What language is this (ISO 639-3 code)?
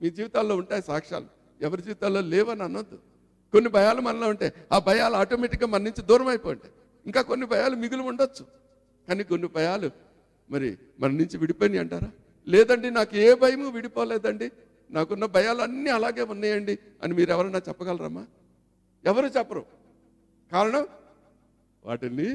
tel